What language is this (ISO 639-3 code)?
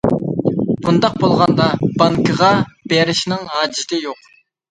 uig